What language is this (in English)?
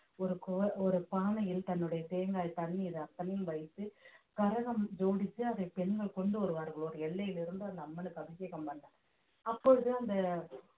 Tamil